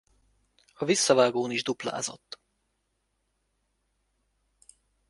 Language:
Hungarian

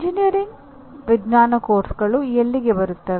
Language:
Kannada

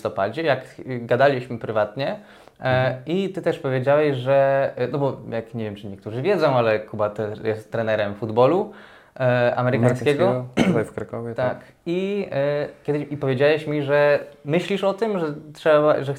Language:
Polish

